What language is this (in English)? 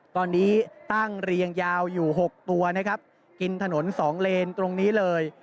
Thai